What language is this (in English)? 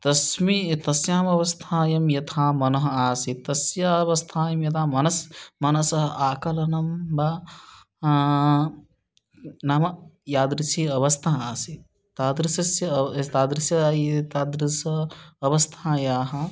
Sanskrit